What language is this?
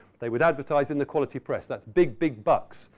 English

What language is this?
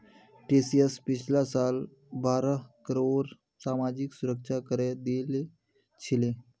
Magahi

